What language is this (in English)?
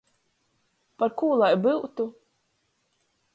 Latgalian